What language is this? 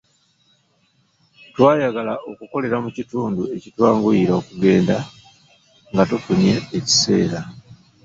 Ganda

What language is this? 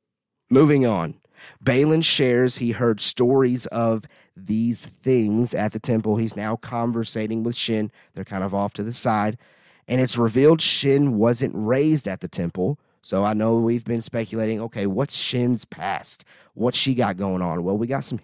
English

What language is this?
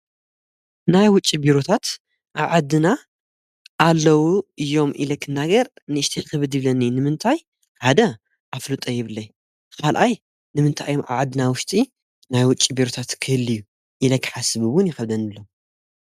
Tigrinya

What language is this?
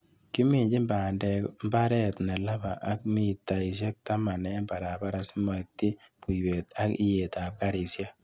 Kalenjin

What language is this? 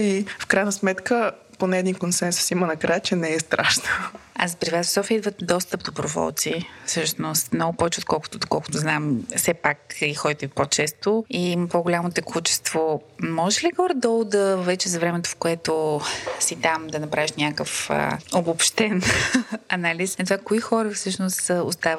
Bulgarian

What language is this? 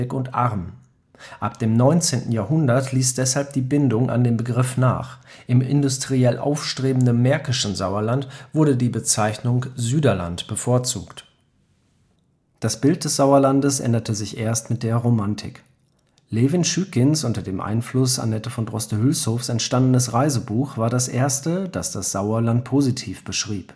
German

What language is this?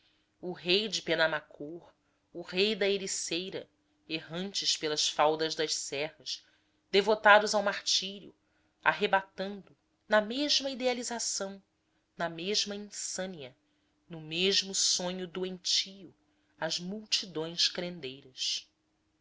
Portuguese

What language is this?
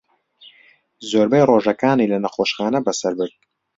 Central Kurdish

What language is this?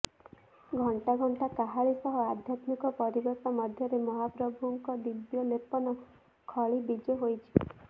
Odia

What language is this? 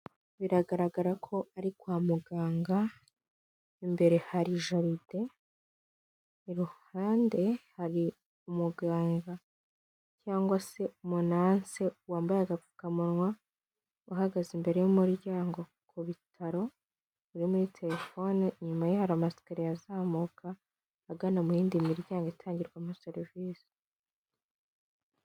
Kinyarwanda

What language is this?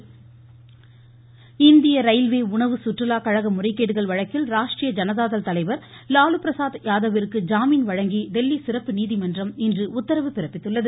Tamil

